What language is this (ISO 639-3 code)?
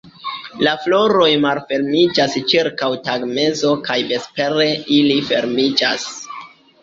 epo